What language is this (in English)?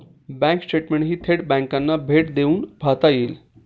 Marathi